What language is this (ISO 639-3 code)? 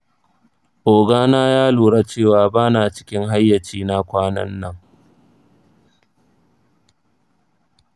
hau